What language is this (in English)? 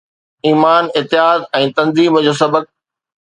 Sindhi